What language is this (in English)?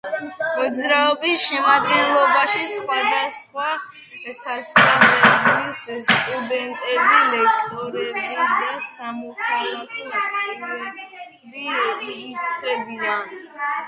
Georgian